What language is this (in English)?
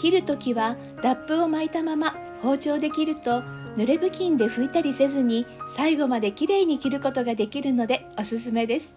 Japanese